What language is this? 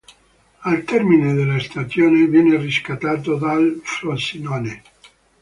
Italian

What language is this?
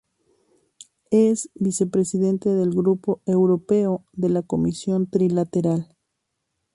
Spanish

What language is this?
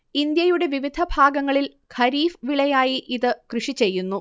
Malayalam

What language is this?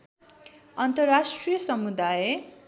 Nepali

